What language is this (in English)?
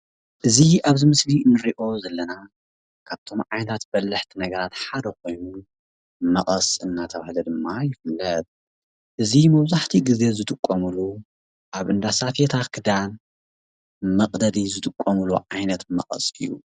Tigrinya